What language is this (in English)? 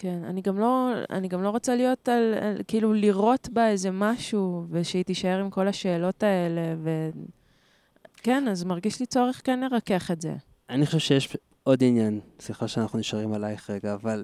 Hebrew